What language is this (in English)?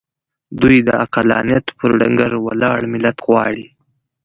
Pashto